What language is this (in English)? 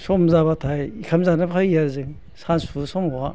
Bodo